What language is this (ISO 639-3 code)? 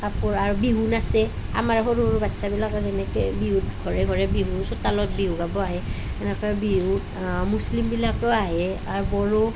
asm